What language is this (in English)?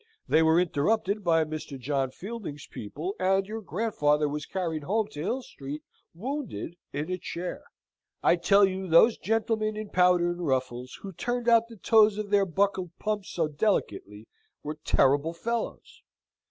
English